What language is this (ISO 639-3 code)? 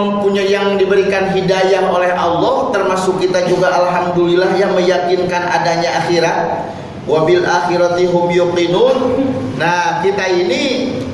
ind